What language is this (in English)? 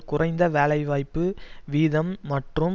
Tamil